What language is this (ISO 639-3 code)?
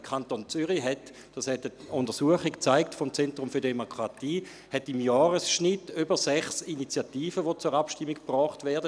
gsw